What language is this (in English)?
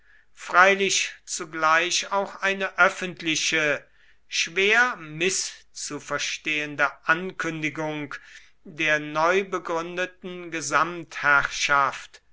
German